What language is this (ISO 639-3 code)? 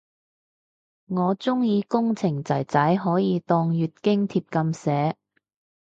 yue